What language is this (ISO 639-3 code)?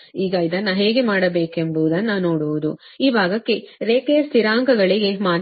kan